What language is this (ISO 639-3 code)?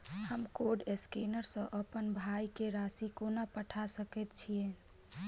mai